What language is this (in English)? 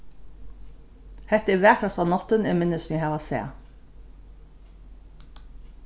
Faroese